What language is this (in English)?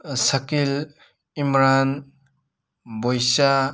Manipuri